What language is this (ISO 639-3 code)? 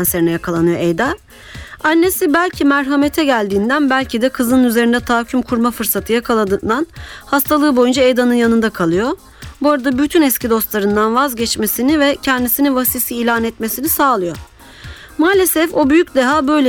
tur